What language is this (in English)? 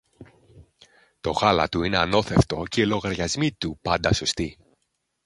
Greek